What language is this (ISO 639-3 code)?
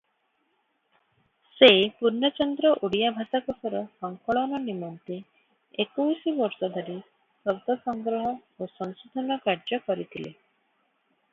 ori